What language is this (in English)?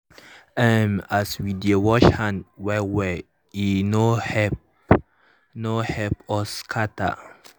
Nigerian Pidgin